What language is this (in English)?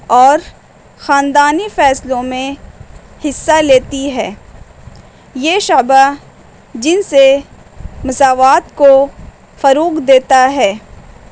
Urdu